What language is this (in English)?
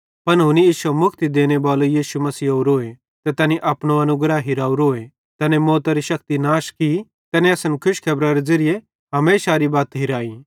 Bhadrawahi